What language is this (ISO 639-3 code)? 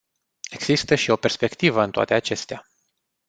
ron